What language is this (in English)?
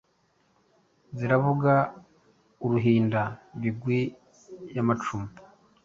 Kinyarwanda